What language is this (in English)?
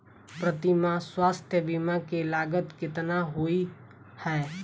Maithili